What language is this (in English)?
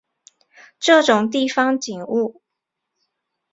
Chinese